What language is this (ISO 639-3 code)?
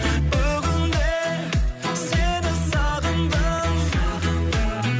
kaz